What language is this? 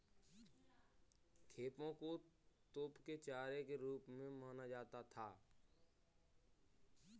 Hindi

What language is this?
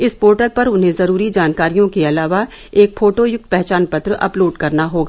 Hindi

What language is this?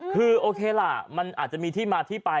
Thai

